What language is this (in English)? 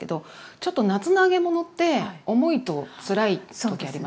Japanese